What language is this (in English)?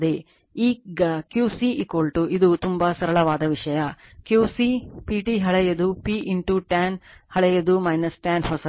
Kannada